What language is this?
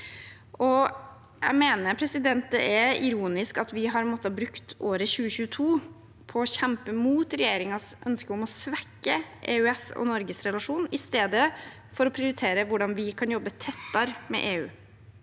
Norwegian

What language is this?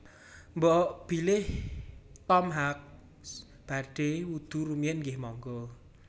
Javanese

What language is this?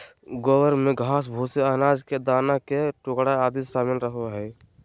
Magahi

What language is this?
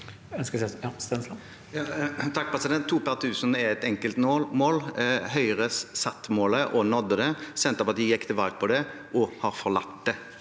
Norwegian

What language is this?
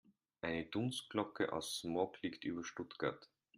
German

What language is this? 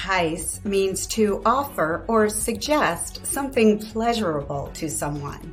English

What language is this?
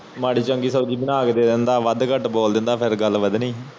Punjabi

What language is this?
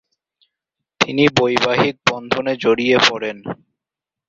Bangla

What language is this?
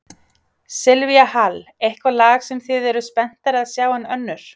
Icelandic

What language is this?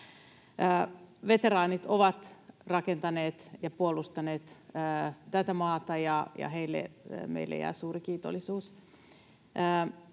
Finnish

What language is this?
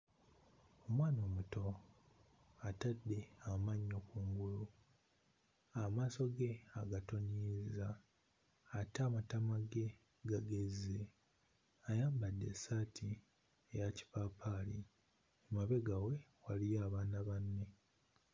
Ganda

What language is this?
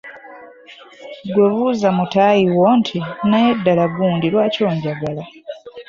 Ganda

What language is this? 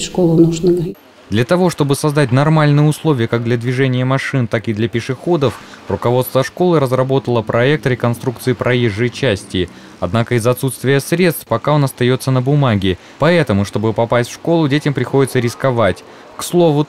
Russian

